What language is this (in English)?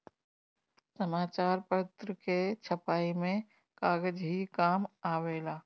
Bhojpuri